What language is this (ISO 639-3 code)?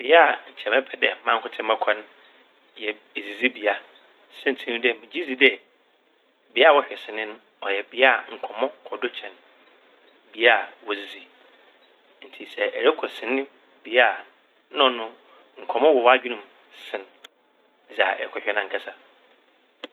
aka